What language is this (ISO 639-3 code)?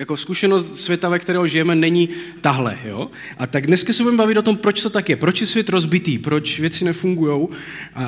ces